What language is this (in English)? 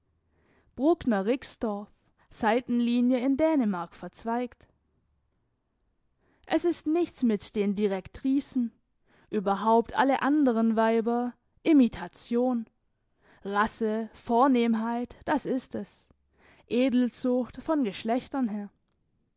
German